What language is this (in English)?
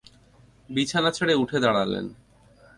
Bangla